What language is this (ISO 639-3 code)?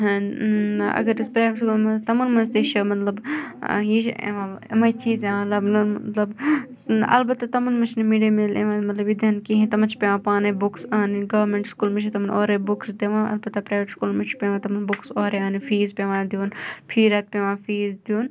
kas